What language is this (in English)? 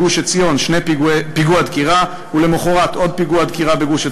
Hebrew